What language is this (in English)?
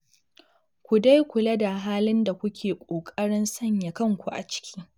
Hausa